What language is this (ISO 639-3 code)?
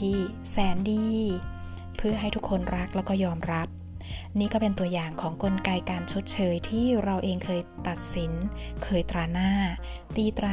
tha